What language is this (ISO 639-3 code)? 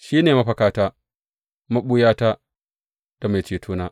hau